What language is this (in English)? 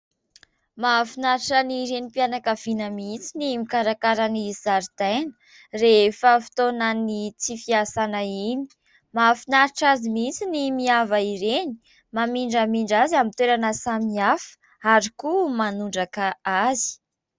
Malagasy